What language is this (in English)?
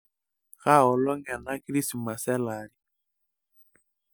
Masai